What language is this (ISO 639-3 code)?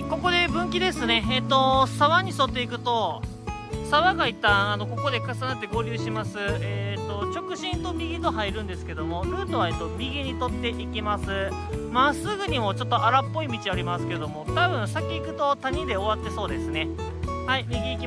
jpn